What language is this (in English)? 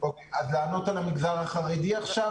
Hebrew